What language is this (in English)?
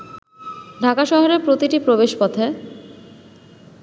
Bangla